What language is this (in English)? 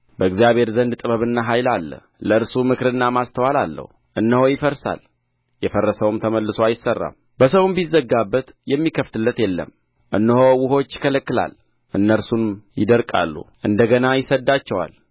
Amharic